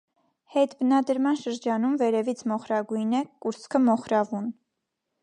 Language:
Armenian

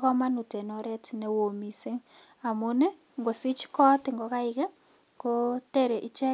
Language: Kalenjin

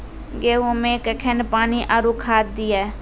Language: Maithili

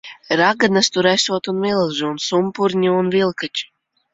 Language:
Latvian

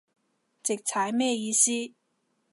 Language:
Cantonese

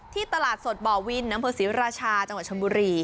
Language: Thai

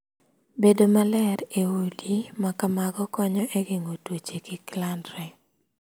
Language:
Luo (Kenya and Tanzania)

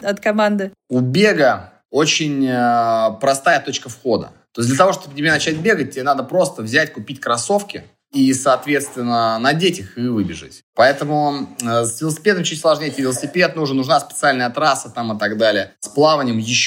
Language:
Russian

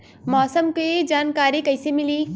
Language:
Bhojpuri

